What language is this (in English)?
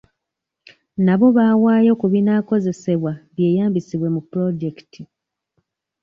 Ganda